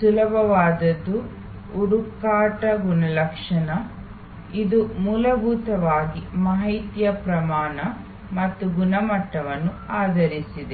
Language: Kannada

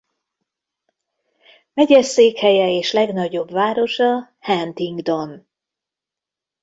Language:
Hungarian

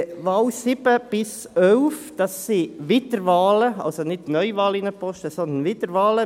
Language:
Swiss German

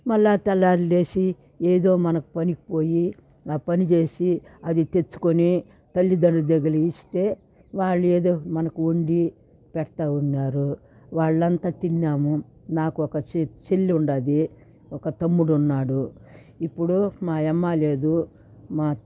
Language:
Telugu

